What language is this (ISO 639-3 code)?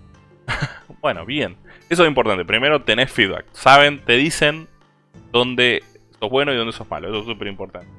spa